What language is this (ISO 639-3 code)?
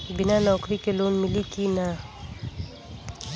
bho